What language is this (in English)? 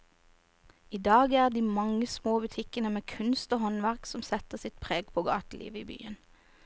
Norwegian